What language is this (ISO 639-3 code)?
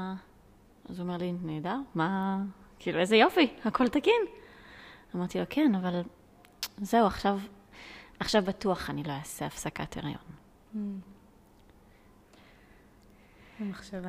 heb